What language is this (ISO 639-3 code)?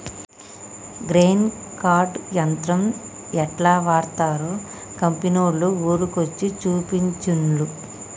tel